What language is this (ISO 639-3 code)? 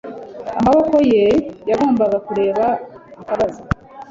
kin